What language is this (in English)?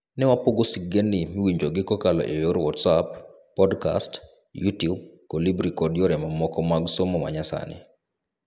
Luo (Kenya and Tanzania)